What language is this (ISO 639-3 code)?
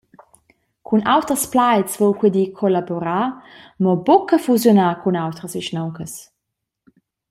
roh